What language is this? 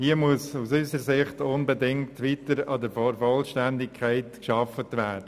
Swiss German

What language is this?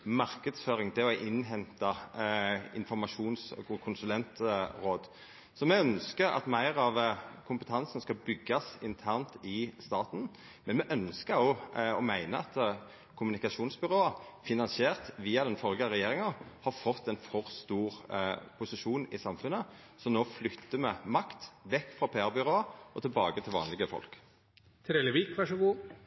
Norwegian Nynorsk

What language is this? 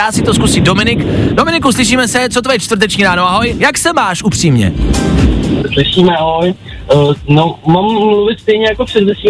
Czech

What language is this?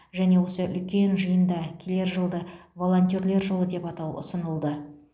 Kazakh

